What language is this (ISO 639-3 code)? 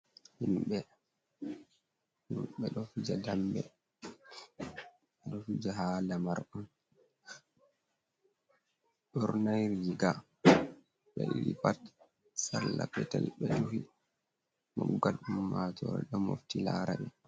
ful